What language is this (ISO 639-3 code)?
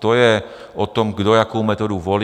ces